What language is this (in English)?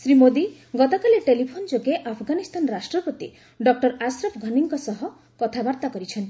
Odia